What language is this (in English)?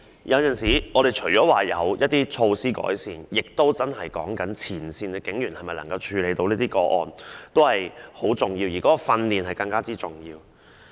Cantonese